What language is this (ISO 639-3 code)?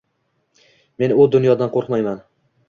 uzb